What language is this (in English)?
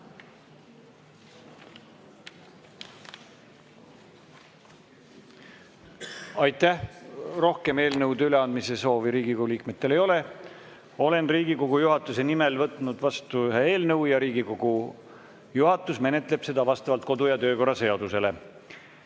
Estonian